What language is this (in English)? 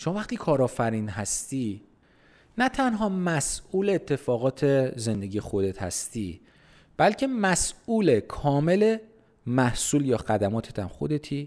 Persian